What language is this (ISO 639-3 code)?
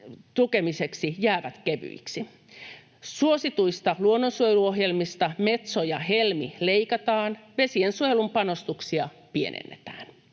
fin